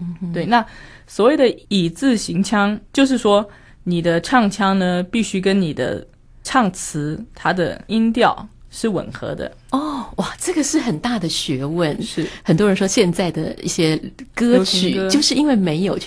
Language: Chinese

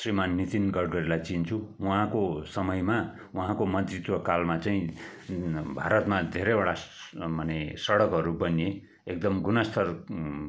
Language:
Nepali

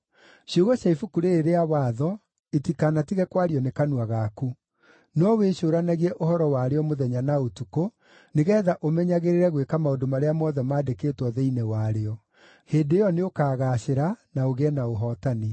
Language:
Kikuyu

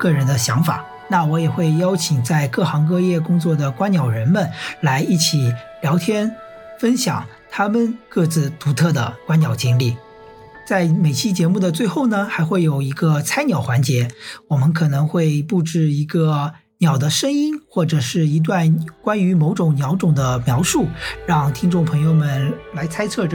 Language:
Chinese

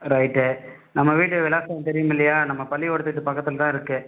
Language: Tamil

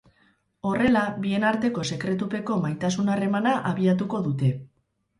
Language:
Basque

